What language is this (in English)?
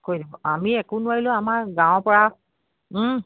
Assamese